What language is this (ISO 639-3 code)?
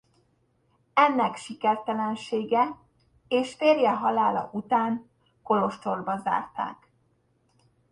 hun